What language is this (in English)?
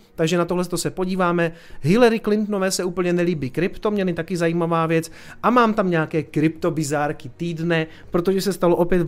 Czech